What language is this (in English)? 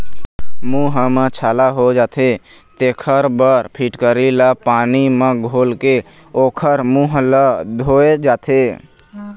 Chhattisgarhi